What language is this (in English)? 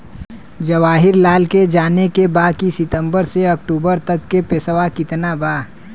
Bhojpuri